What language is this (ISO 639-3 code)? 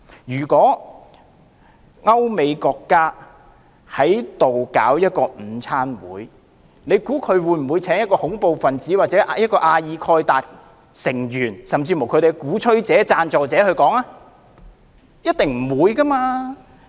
yue